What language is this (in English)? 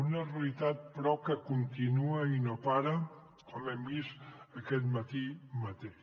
Catalan